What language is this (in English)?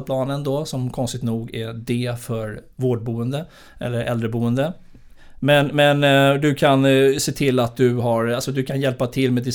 Swedish